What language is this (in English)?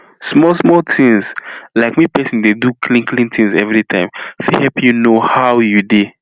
Nigerian Pidgin